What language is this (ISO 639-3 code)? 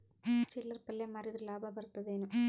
kan